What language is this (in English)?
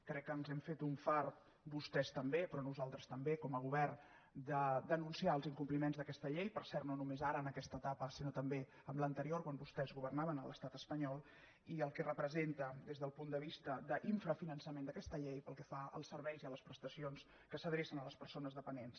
Catalan